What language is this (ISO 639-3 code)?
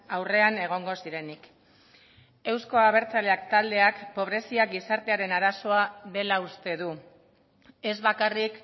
eus